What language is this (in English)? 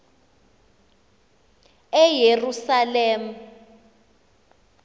Xhosa